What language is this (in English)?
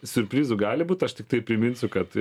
Lithuanian